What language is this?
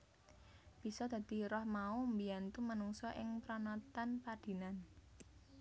Javanese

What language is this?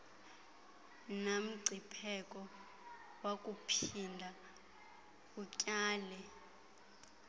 Xhosa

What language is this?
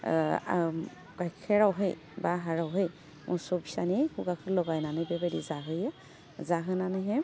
Bodo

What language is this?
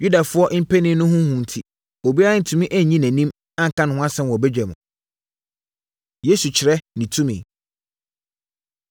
Akan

